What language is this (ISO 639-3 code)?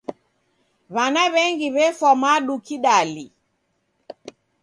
dav